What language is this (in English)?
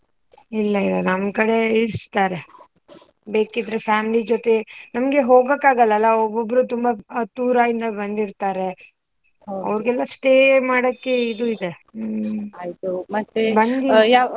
Kannada